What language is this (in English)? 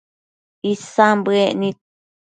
Matsés